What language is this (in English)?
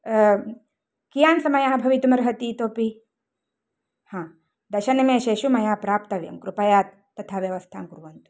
Sanskrit